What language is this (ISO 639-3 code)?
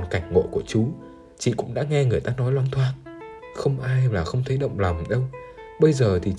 vie